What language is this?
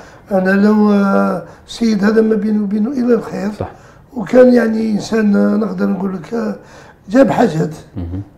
Arabic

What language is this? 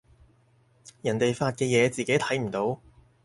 Cantonese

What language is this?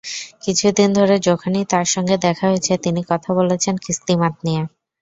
Bangla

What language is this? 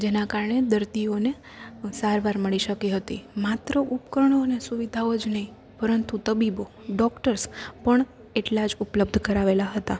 Gujarati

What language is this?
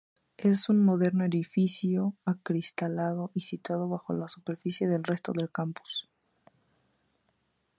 Spanish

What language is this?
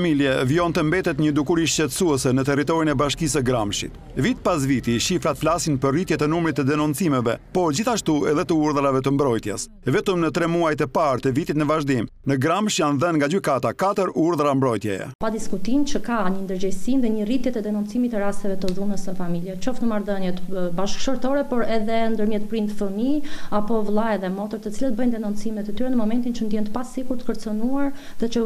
Romanian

